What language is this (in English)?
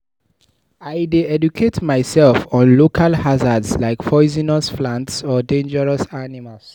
Nigerian Pidgin